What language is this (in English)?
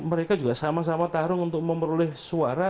Indonesian